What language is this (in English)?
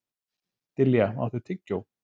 Icelandic